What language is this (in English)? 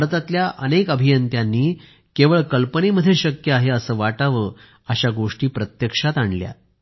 Marathi